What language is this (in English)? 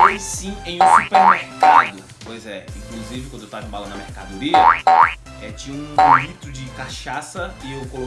Portuguese